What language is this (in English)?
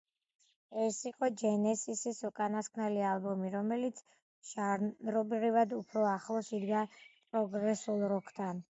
Georgian